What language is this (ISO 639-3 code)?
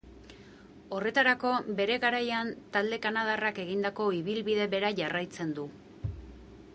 eus